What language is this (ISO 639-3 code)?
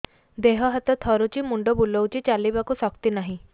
ori